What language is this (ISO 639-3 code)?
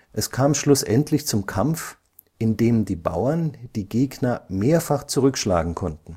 deu